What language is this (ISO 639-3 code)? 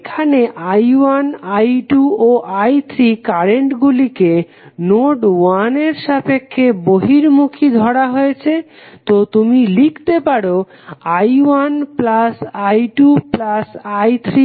ben